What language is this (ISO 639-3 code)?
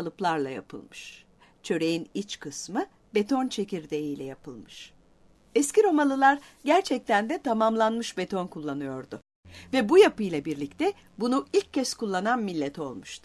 tur